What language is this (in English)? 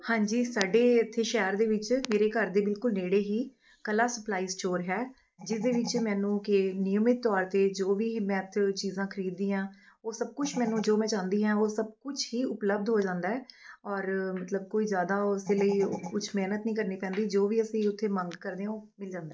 Punjabi